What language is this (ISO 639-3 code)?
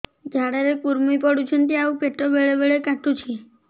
ori